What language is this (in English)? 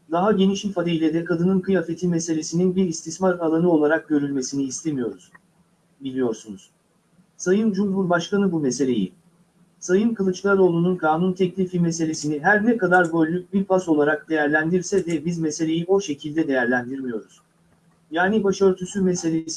Turkish